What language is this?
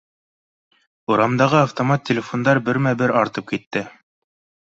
Bashkir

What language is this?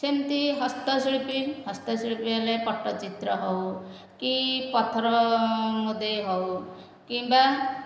Odia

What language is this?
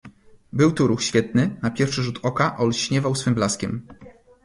Polish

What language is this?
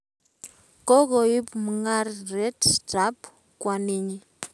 Kalenjin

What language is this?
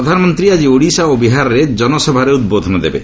Odia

